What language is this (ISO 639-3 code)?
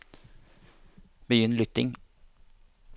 nor